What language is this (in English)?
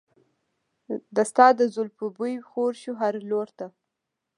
Pashto